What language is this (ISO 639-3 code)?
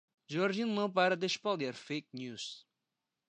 por